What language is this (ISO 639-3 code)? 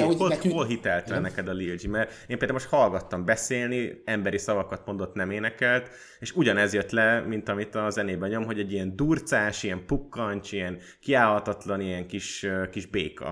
hun